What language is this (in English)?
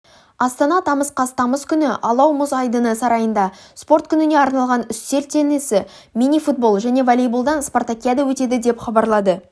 Kazakh